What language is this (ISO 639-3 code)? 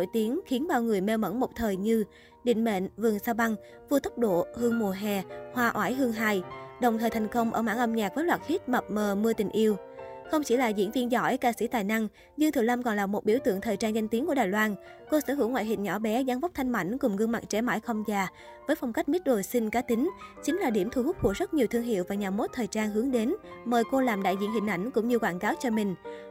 vie